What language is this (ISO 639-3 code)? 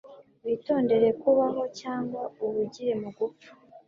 kin